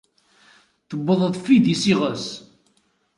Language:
Kabyle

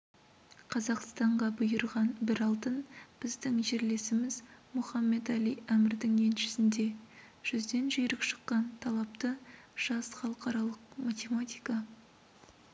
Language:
Kazakh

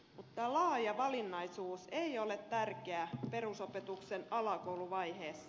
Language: Finnish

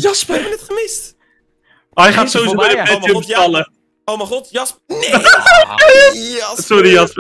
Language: Dutch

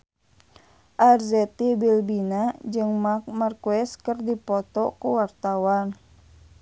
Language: Sundanese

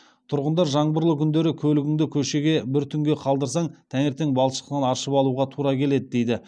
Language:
Kazakh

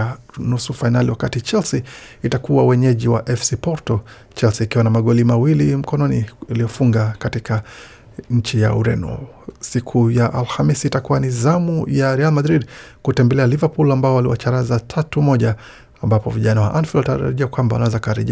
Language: Swahili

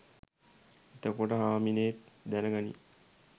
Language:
Sinhala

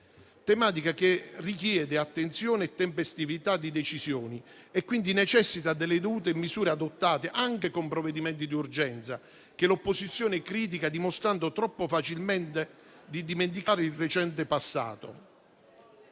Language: Italian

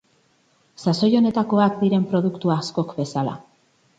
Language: Basque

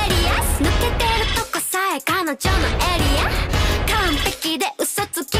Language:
Japanese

